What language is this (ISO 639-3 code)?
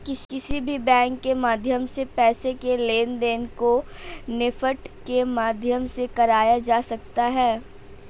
hin